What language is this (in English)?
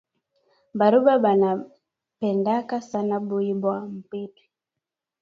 Swahili